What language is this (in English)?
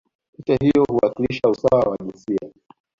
Swahili